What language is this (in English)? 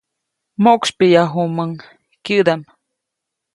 Copainalá Zoque